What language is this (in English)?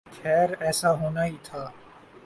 Urdu